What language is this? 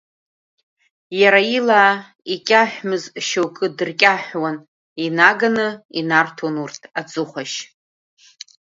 Abkhazian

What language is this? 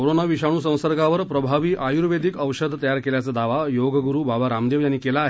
Marathi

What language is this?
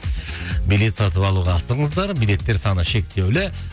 Kazakh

